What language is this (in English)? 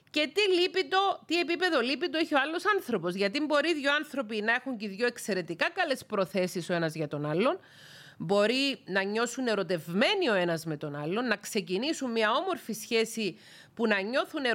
Greek